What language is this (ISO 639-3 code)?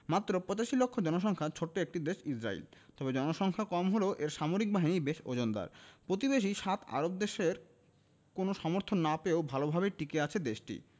ben